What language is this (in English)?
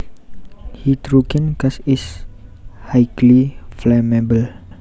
Javanese